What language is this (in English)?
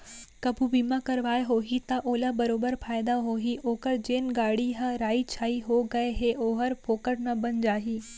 Chhattisgarhi